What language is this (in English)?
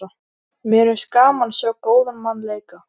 Icelandic